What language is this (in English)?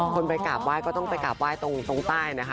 Thai